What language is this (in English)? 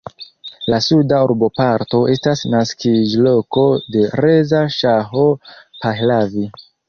Esperanto